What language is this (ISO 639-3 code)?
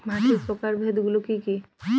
ben